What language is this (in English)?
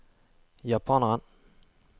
Norwegian